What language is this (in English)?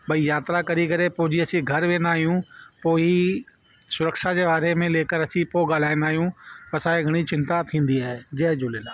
Sindhi